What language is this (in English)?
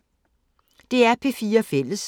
Danish